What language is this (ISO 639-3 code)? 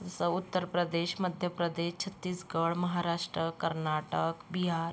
mar